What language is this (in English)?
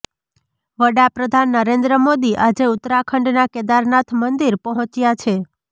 Gujarati